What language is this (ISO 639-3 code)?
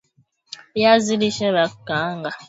swa